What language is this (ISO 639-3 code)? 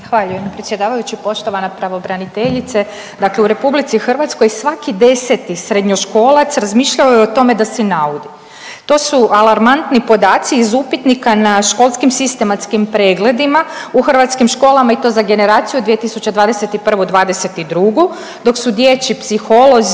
hrv